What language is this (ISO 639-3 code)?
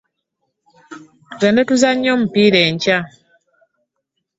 lug